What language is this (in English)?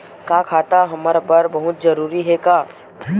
Chhattisgarhi